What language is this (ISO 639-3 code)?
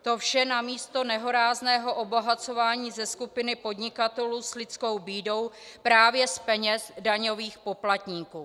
ces